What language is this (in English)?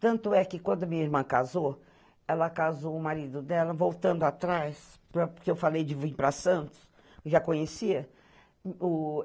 Portuguese